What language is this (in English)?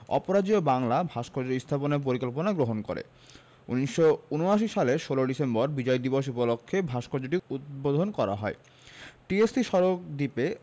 Bangla